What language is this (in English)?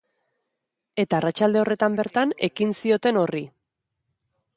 Basque